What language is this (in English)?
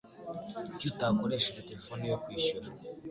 Kinyarwanda